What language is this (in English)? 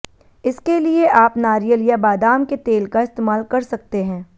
Hindi